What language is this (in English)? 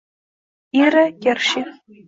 Uzbek